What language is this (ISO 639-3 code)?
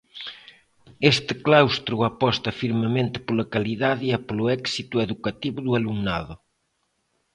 glg